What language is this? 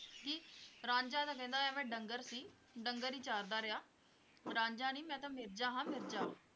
Punjabi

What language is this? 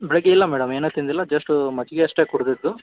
Kannada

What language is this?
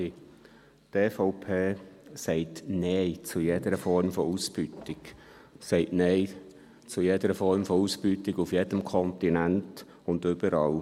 Swiss German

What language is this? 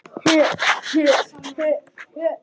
Icelandic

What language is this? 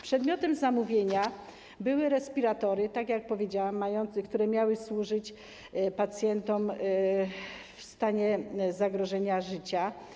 Polish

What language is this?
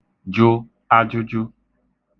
Igbo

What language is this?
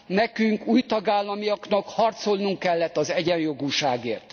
Hungarian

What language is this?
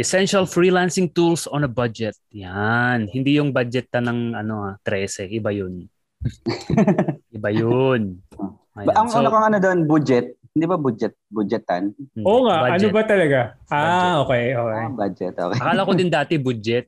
Filipino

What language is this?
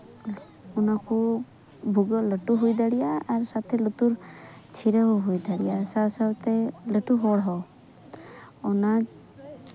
Santali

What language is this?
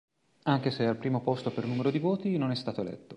Italian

